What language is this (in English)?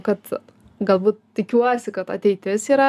Lithuanian